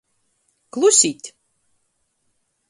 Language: Latgalian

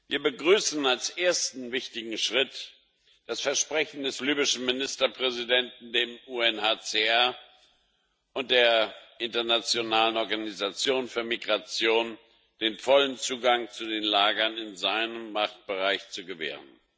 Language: German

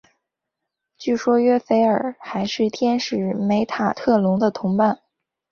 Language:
Chinese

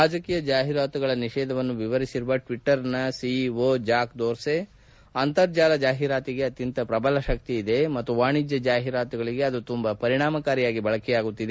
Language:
Kannada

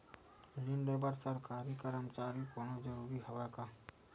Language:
Chhattisgarhi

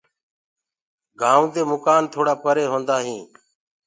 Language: Gurgula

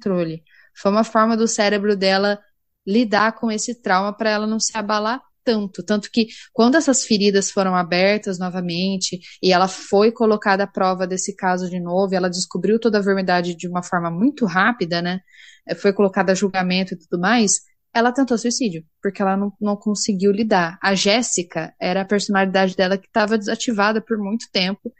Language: Portuguese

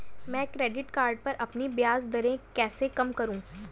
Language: Hindi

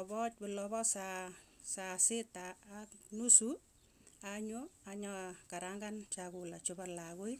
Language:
Tugen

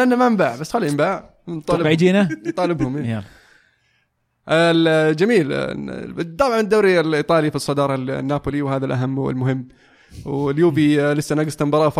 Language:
Arabic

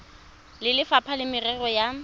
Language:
Tswana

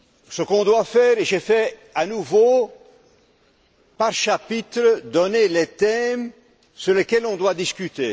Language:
French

